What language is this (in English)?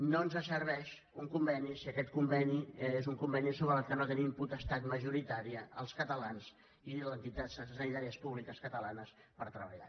Catalan